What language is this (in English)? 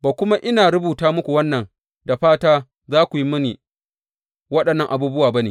Hausa